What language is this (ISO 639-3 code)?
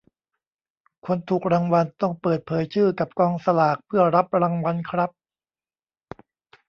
tha